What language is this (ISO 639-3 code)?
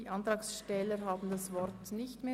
gsw